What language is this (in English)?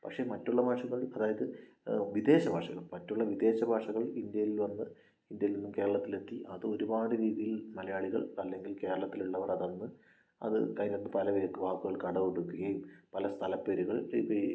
Malayalam